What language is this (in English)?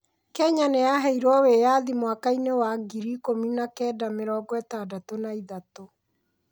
Kikuyu